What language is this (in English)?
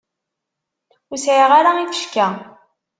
Kabyle